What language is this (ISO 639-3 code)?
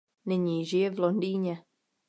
ces